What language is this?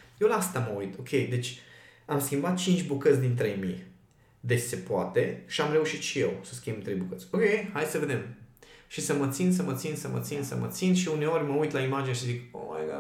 Romanian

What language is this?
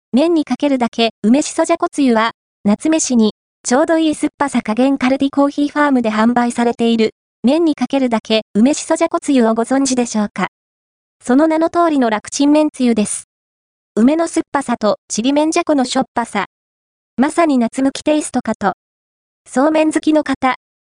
Japanese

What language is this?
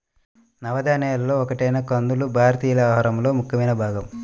Telugu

